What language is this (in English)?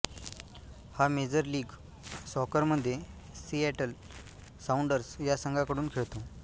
Marathi